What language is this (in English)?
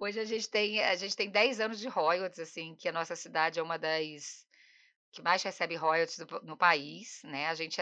Portuguese